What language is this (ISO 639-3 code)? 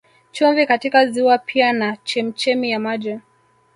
swa